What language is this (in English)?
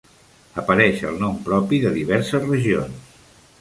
Catalan